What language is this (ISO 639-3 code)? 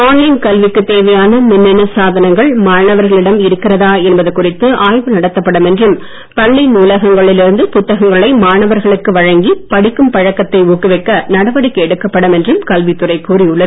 tam